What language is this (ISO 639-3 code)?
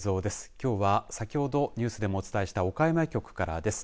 jpn